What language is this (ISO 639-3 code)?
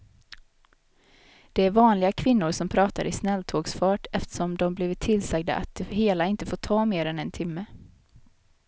swe